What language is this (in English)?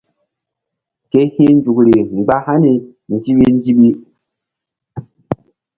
Mbum